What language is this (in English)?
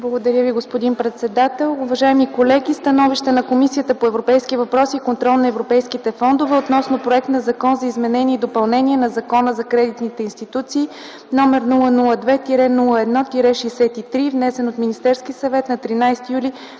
Bulgarian